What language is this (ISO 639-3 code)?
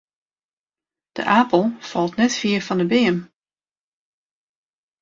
fry